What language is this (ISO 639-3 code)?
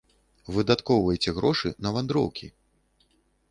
bel